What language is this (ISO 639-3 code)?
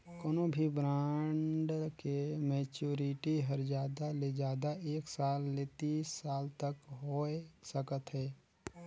hne